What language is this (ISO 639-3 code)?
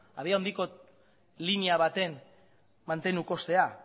eus